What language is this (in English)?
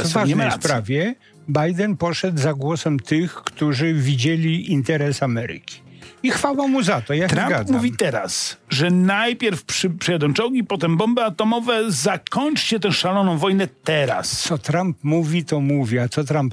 Polish